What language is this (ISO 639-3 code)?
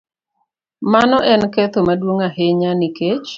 luo